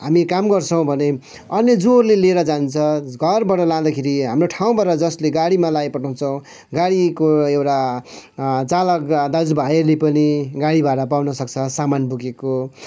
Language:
Nepali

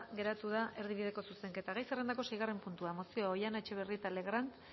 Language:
Basque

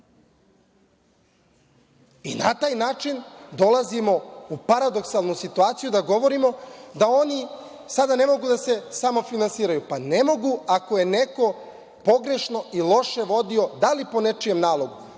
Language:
Serbian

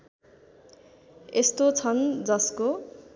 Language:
Nepali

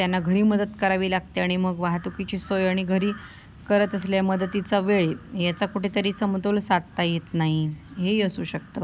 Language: Marathi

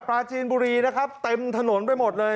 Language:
Thai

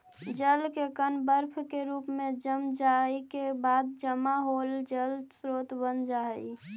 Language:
Magahi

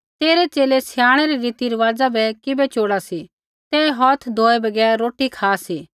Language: Kullu Pahari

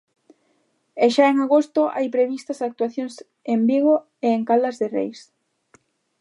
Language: Galician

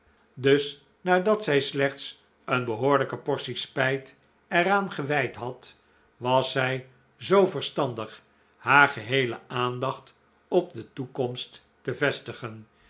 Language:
Dutch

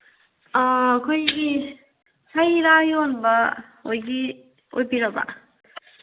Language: Manipuri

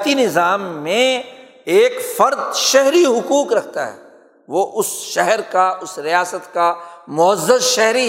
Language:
Urdu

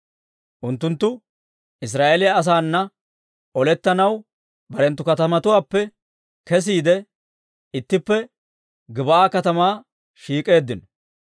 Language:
Dawro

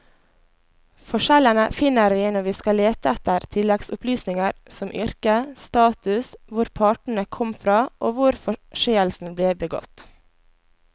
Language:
Norwegian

